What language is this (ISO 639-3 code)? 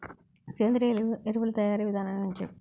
tel